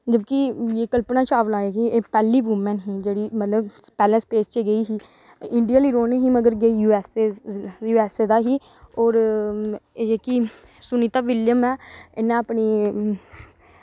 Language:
Dogri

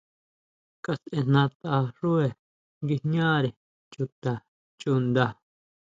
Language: Huautla Mazatec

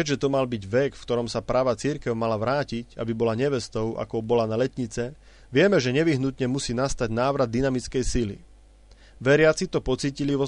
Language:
Slovak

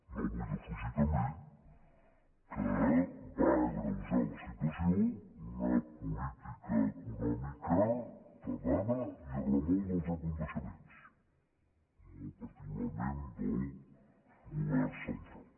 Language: Catalan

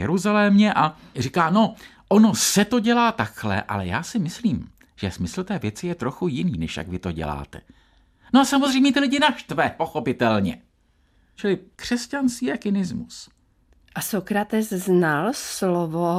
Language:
Czech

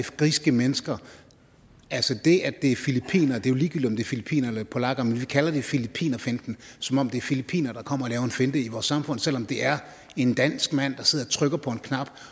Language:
Danish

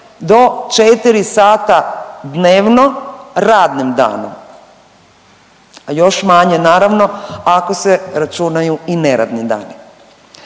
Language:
Croatian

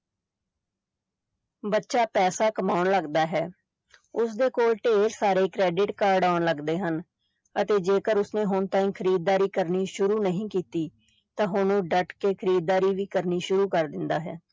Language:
Punjabi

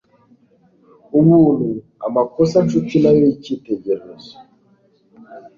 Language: Kinyarwanda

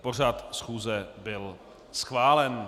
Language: Czech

